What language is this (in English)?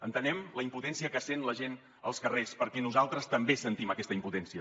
Catalan